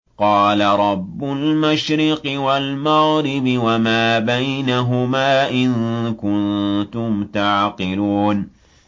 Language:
Arabic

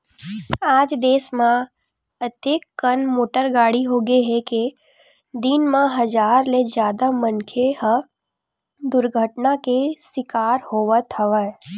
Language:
Chhattisgarhi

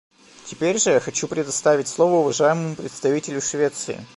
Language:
Russian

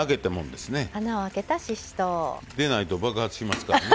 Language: Japanese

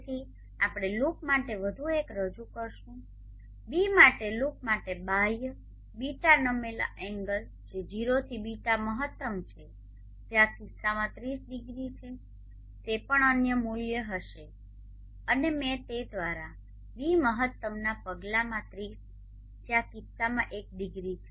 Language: Gujarati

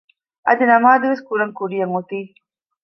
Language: Divehi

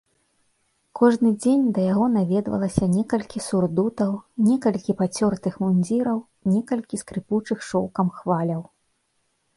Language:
Belarusian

